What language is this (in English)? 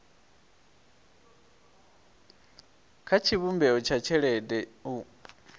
Venda